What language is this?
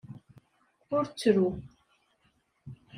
Kabyle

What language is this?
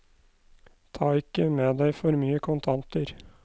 Norwegian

